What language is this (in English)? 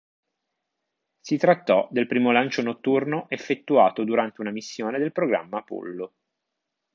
Italian